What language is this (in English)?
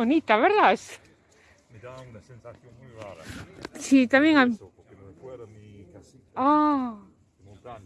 Spanish